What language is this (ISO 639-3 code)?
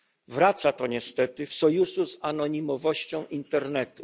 pol